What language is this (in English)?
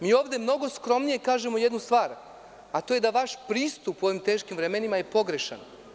Serbian